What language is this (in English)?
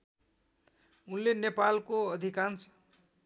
Nepali